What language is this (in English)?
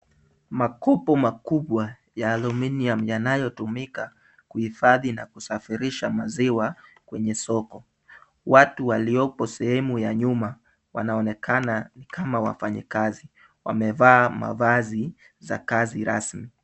Swahili